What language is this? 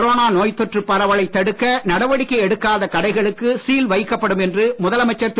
Tamil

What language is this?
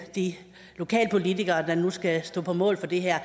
Danish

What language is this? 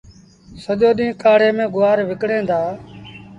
Sindhi Bhil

